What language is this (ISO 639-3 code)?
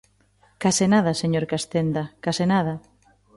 glg